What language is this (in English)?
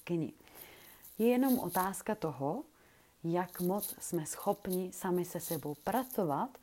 Czech